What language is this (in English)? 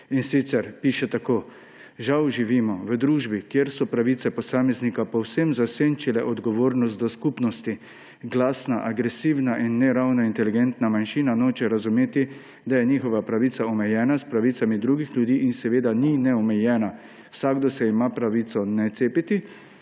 Slovenian